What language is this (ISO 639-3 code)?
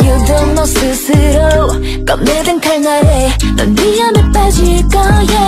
vie